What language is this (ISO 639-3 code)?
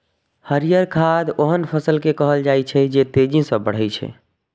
mai